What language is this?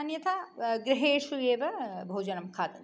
Sanskrit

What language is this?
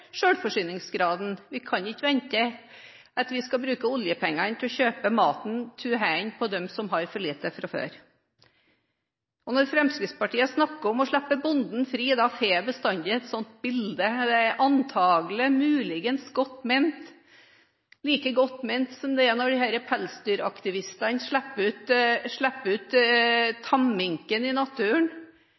Norwegian Bokmål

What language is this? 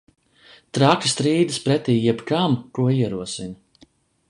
Latvian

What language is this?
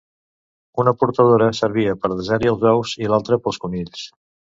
Catalan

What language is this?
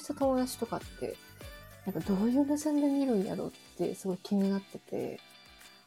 Japanese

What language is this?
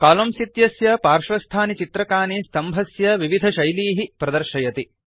Sanskrit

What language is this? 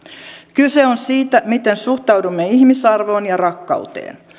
Finnish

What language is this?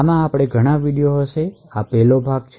Gujarati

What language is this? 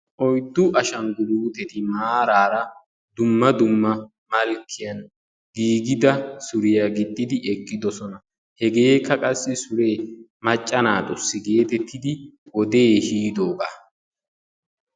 Wolaytta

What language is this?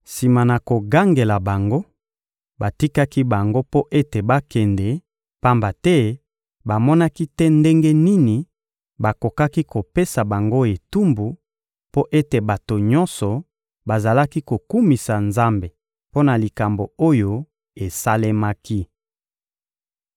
Lingala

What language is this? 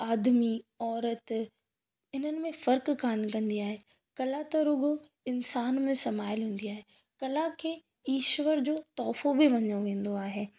Sindhi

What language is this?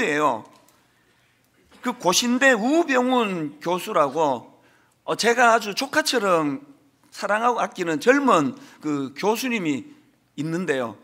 Korean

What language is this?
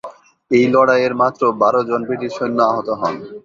Bangla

